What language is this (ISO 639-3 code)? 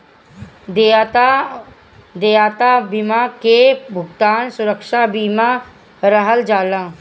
bho